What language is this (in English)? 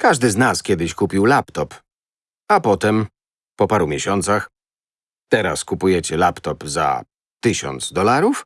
Polish